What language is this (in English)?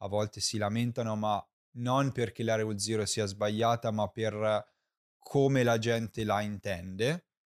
Italian